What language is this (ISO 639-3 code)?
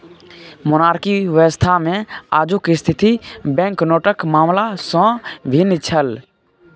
mai